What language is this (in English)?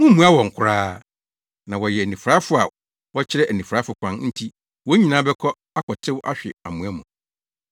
Akan